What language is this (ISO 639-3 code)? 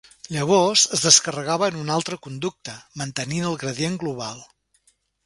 cat